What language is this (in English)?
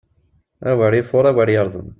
Kabyle